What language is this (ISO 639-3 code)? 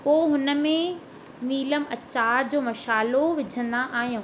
snd